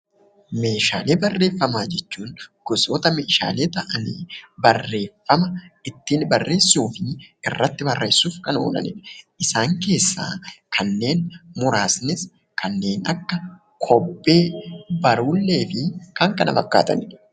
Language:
Oromo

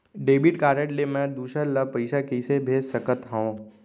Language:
Chhattisgarhi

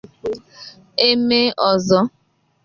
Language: Igbo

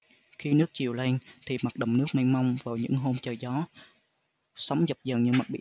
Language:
Vietnamese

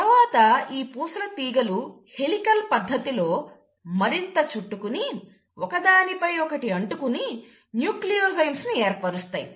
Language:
Telugu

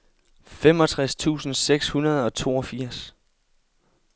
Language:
Danish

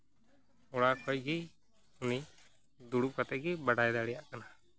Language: Santali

